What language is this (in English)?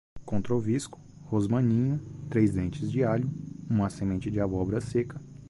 Portuguese